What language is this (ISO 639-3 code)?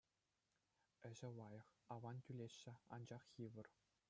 chv